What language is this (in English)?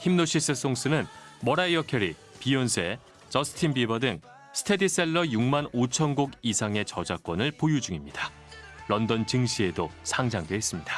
Korean